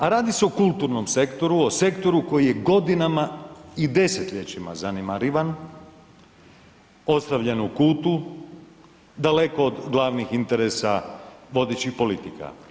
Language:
Croatian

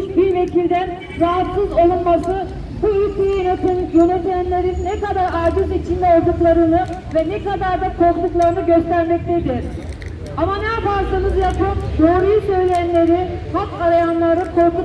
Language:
Turkish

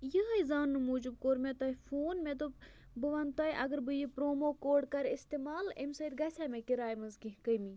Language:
Kashmiri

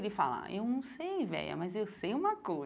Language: Portuguese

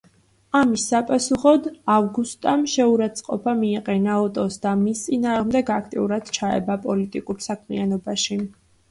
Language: Georgian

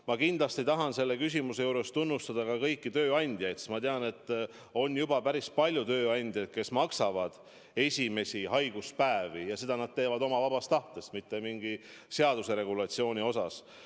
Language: Estonian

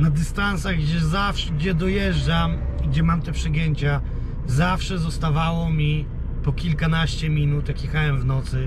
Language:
Polish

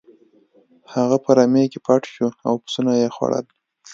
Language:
Pashto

